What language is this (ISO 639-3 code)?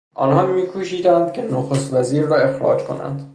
fas